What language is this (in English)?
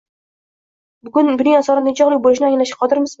Uzbek